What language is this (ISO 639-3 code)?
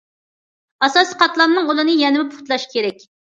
uig